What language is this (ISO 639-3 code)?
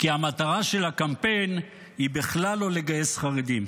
heb